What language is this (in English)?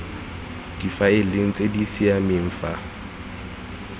Tswana